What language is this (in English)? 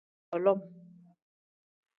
Tem